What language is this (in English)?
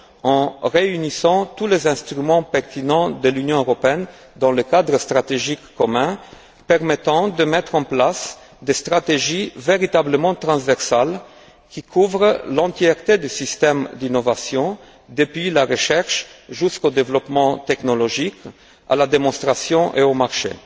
French